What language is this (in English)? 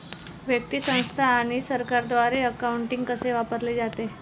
Marathi